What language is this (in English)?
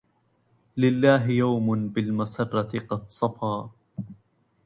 Arabic